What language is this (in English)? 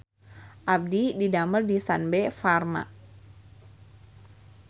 Sundanese